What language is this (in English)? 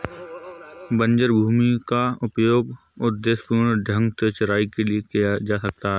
Hindi